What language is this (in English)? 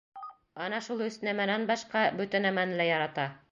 Bashkir